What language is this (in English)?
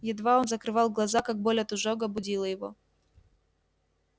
Russian